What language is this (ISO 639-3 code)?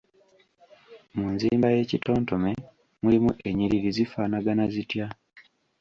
lug